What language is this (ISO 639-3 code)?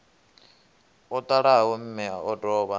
ven